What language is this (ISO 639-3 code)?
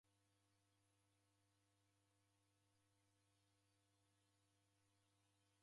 dav